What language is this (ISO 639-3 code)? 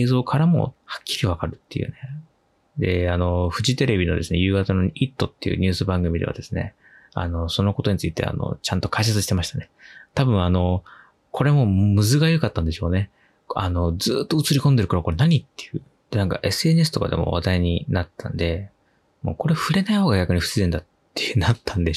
jpn